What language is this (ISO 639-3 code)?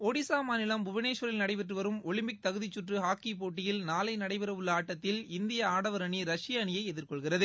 tam